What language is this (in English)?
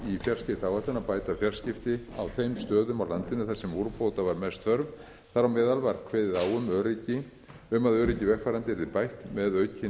Icelandic